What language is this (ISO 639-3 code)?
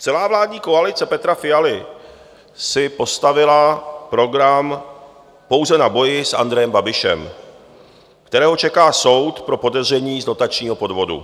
ces